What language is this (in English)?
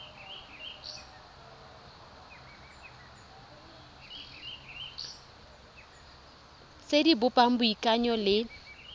Tswana